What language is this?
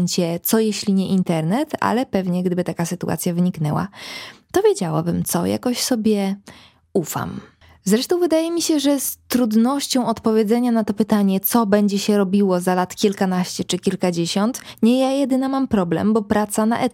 Polish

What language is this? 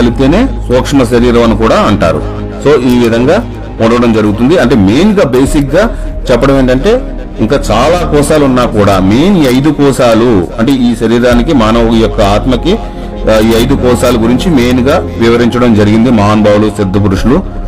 Telugu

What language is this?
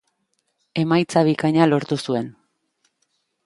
Basque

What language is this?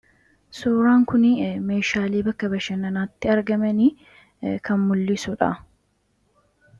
Oromo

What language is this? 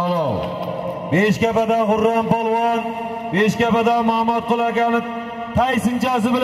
Turkish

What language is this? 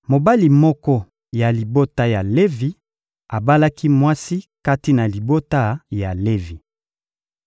Lingala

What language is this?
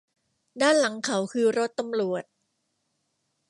Thai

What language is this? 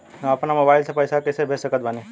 Bhojpuri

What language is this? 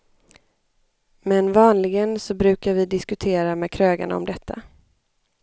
Swedish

